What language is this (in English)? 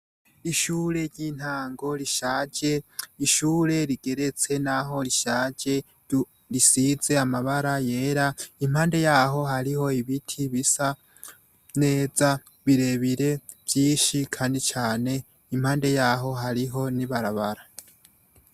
Rundi